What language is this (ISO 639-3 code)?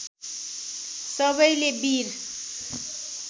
nep